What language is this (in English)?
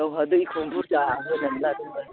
Bodo